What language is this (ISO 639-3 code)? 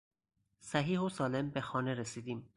fas